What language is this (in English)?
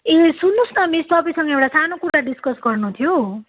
Nepali